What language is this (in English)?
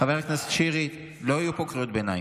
Hebrew